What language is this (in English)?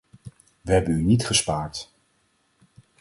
Dutch